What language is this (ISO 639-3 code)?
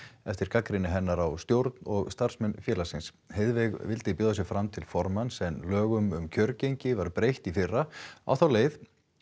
isl